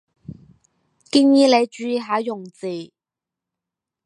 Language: Cantonese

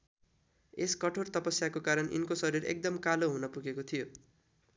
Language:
Nepali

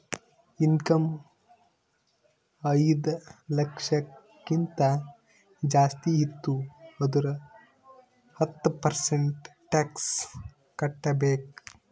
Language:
Kannada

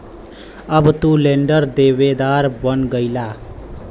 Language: Bhojpuri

